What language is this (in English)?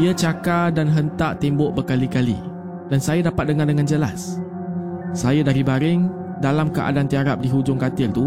Malay